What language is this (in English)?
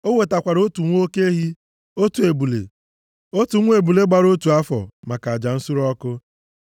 Igbo